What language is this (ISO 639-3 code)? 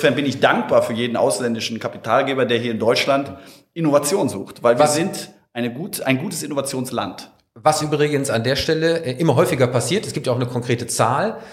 deu